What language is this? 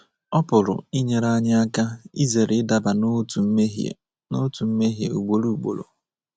Igbo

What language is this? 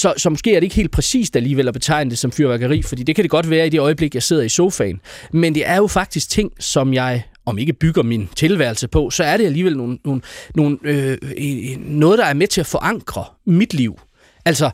Danish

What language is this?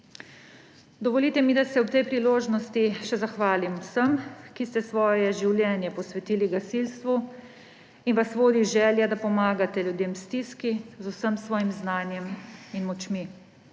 Slovenian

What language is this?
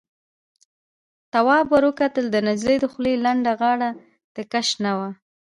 Pashto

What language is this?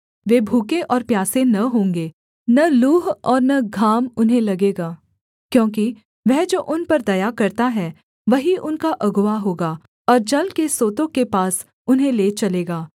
Hindi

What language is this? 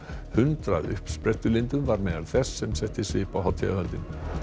Icelandic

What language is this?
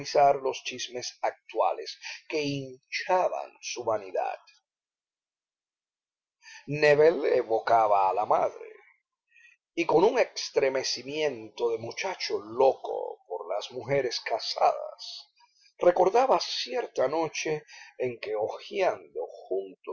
Spanish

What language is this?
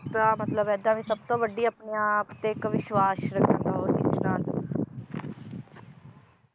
Punjabi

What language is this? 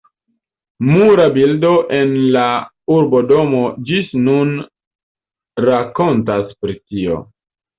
Esperanto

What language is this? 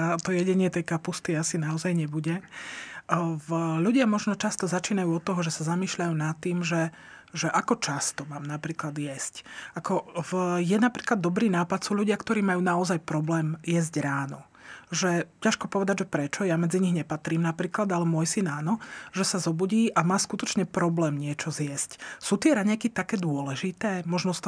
Slovak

